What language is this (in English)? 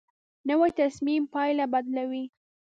Pashto